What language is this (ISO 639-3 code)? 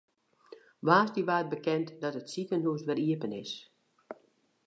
fry